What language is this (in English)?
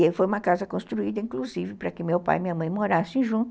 Portuguese